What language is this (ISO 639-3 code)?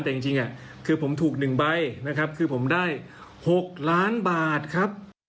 tha